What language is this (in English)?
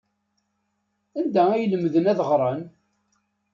Kabyle